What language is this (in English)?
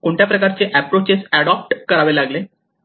Marathi